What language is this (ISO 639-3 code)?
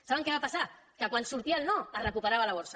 cat